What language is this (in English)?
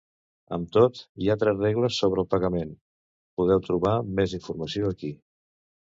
Catalan